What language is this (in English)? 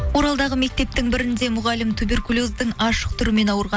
Kazakh